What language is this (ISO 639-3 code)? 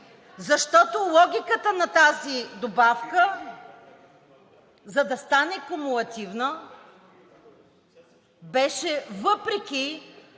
bul